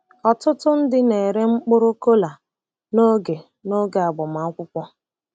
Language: Igbo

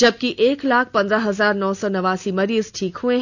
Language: Hindi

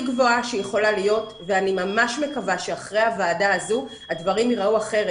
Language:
Hebrew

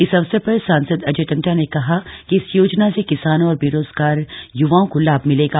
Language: Hindi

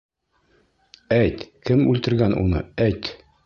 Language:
Bashkir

